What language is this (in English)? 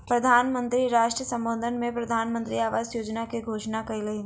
Maithili